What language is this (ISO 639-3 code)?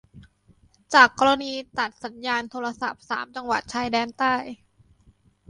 tha